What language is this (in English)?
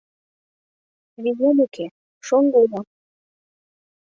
Mari